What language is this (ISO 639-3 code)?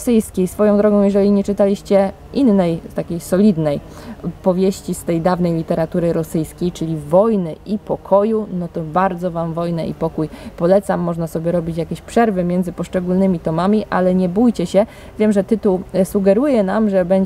pol